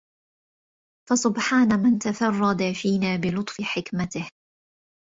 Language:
Arabic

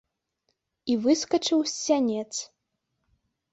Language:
Belarusian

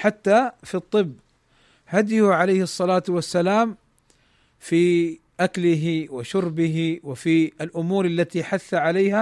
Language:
Arabic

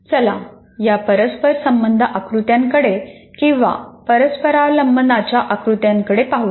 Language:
Marathi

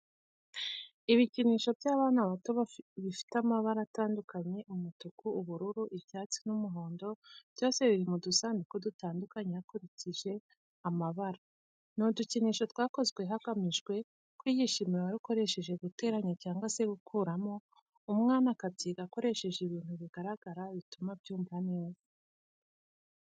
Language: Kinyarwanda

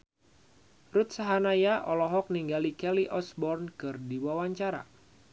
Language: Sundanese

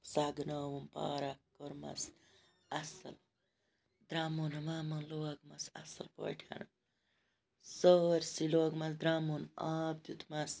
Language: Kashmiri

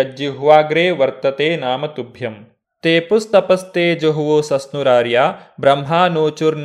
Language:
Kannada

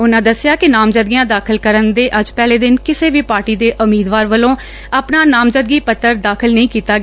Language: Punjabi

